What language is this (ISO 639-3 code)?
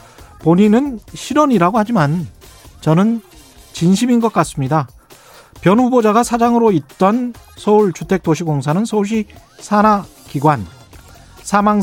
kor